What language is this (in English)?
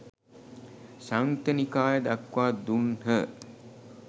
Sinhala